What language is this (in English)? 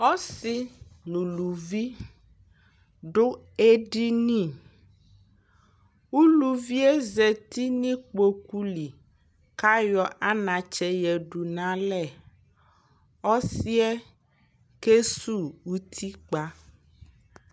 Ikposo